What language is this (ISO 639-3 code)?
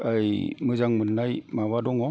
brx